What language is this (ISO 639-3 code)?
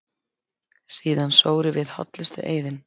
isl